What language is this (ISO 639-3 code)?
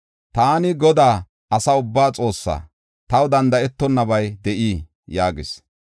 gof